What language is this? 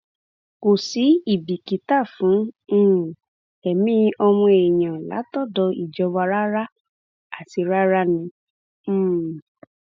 Yoruba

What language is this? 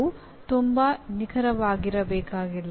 Kannada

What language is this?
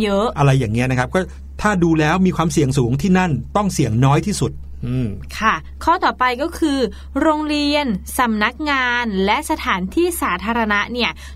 Thai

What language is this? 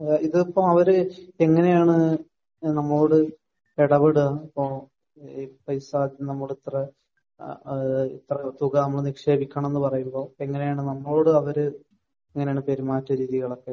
Malayalam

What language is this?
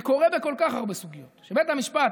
Hebrew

